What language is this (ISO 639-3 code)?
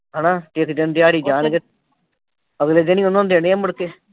pan